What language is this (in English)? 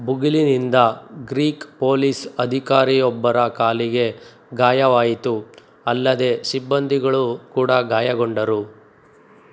Kannada